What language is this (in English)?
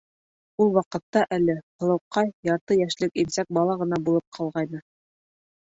Bashkir